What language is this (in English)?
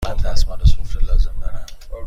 Persian